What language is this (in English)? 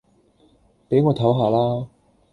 Cantonese